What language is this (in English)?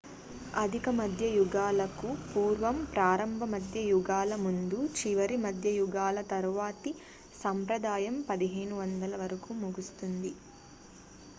Telugu